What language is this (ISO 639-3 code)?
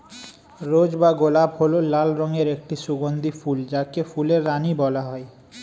ben